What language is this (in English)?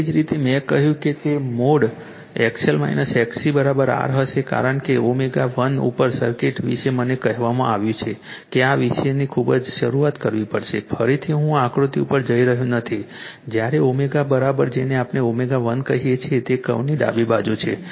Gujarati